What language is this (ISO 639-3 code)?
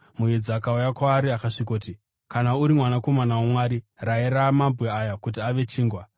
sna